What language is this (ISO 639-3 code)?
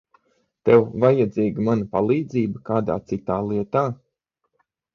lav